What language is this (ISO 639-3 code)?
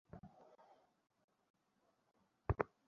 ben